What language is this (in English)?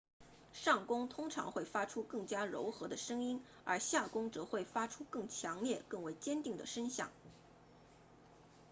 Chinese